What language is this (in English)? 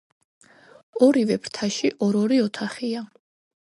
Georgian